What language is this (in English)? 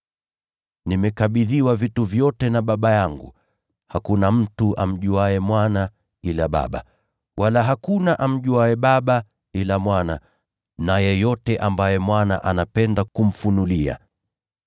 Swahili